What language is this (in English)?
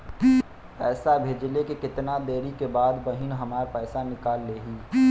Bhojpuri